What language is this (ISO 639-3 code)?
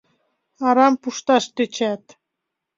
chm